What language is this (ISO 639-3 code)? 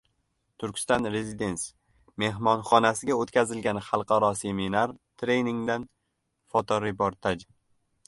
uzb